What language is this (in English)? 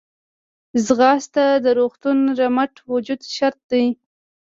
Pashto